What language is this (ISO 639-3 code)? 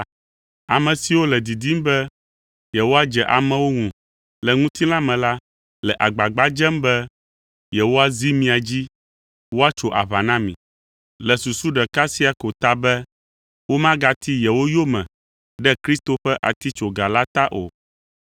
ewe